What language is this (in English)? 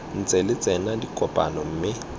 Tswana